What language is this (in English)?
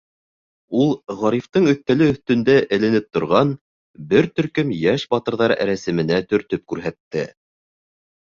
Bashkir